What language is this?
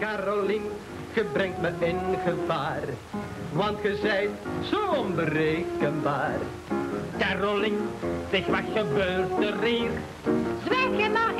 Dutch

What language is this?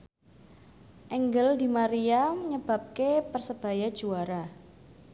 Javanese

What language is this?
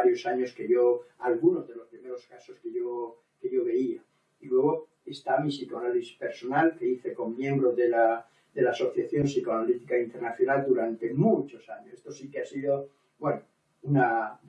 Spanish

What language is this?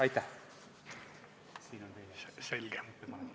Estonian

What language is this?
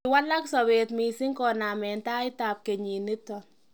Kalenjin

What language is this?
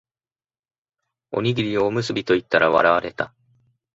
Japanese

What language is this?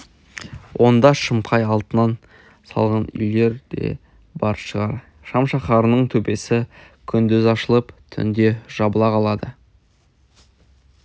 Kazakh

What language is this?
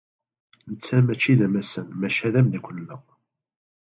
Kabyle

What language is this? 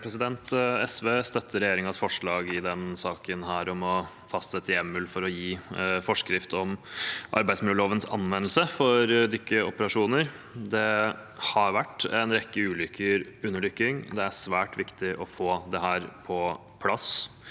Norwegian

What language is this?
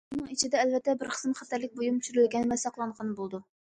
Uyghur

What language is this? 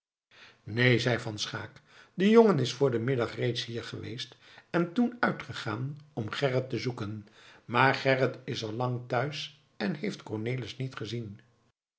Dutch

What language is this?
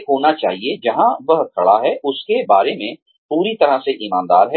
Hindi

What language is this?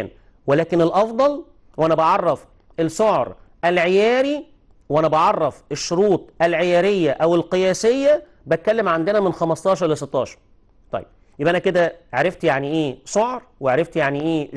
Arabic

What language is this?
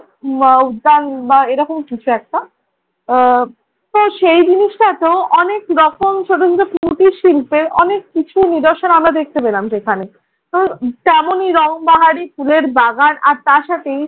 Bangla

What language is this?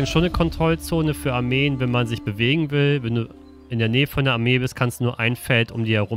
German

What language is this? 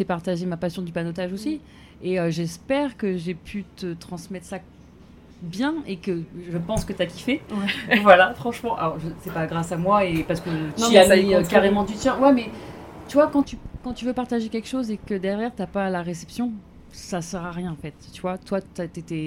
French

